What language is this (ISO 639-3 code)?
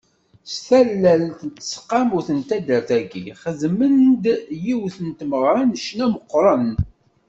kab